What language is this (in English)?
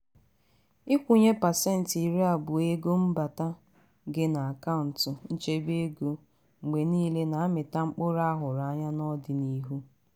Igbo